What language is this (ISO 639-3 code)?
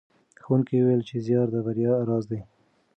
pus